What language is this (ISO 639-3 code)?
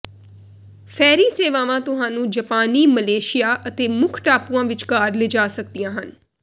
pan